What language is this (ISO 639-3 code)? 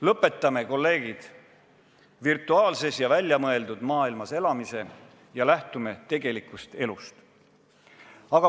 est